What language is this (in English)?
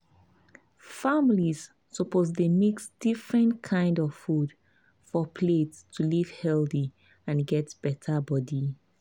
Nigerian Pidgin